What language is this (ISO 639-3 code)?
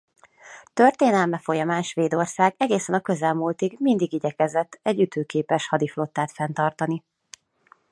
hun